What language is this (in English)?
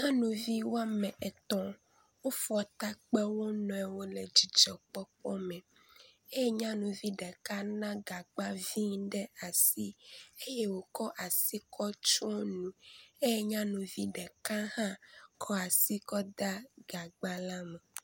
Ewe